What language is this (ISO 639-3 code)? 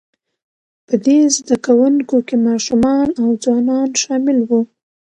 pus